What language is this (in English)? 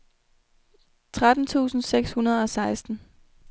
Danish